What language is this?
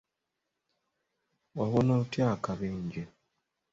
Ganda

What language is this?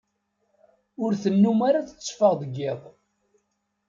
Kabyle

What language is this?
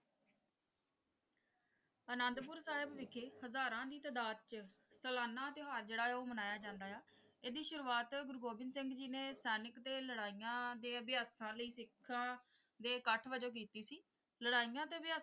Punjabi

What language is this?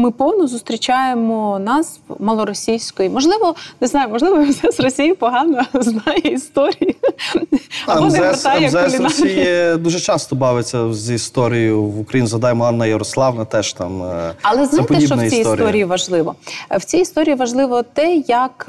Ukrainian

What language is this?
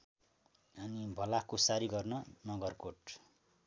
Nepali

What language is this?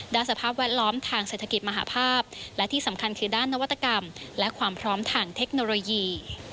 Thai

